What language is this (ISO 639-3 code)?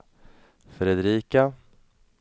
swe